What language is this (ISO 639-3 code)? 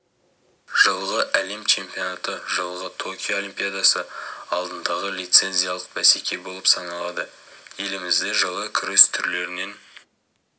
kaz